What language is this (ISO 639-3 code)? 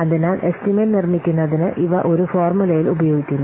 mal